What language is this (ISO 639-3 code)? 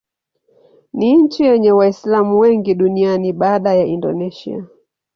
swa